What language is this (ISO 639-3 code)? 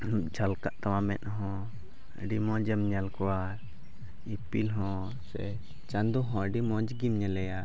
sat